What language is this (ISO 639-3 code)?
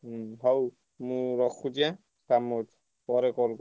ori